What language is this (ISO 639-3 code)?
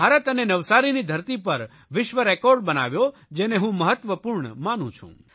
guj